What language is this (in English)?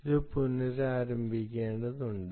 Malayalam